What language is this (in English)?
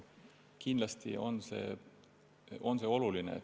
Estonian